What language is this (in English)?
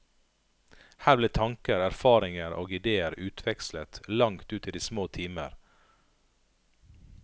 Norwegian